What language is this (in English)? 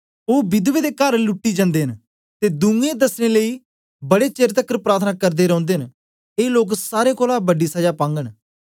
Dogri